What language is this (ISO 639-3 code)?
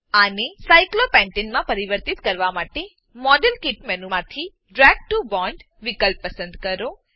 guj